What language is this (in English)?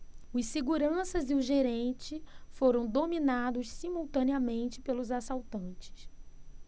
Portuguese